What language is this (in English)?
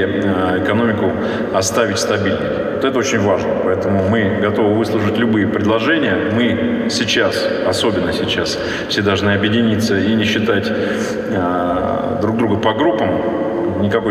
Russian